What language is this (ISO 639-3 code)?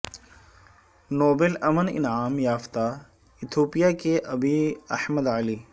urd